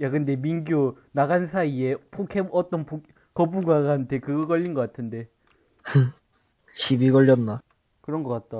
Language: Korean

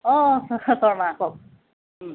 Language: Assamese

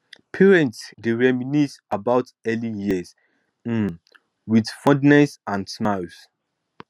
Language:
Nigerian Pidgin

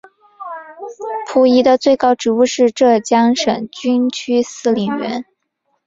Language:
Chinese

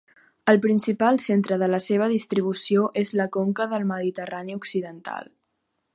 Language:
Catalan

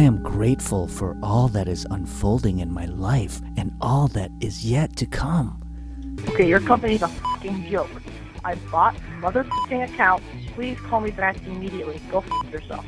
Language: English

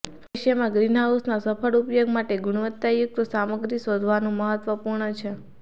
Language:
Gujarati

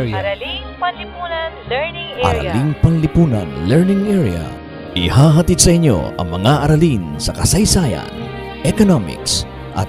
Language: Filipino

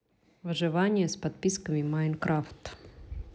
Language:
Russian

